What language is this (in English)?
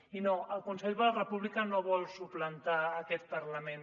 Catalan